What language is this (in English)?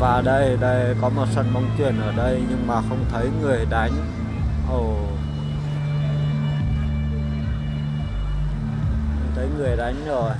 Vietnamese